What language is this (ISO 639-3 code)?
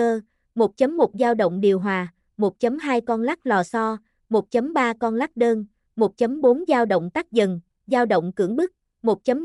vie